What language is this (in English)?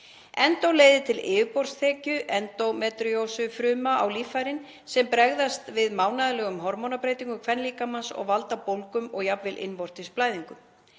Icelandic